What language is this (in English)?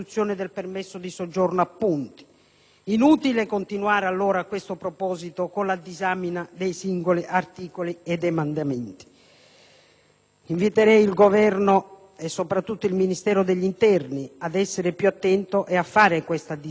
Italian